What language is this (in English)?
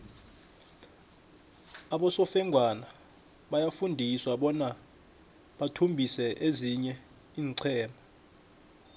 South Ndebele